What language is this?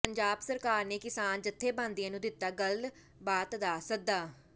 Punjabi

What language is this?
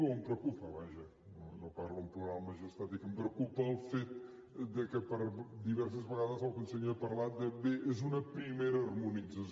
Catalan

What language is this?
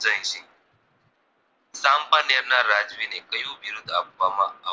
Gujarati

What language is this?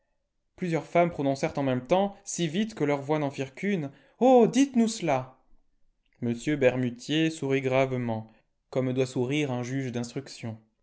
French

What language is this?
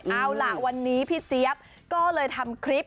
Thai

